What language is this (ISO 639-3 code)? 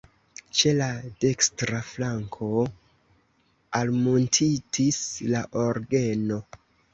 epo